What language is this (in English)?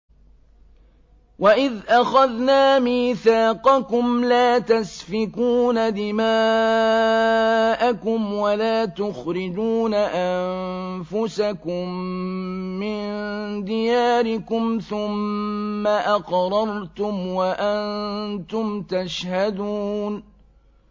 Arabic